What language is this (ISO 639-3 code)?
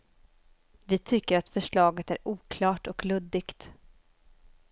swe